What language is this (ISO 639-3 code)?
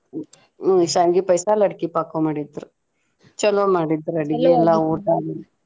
kan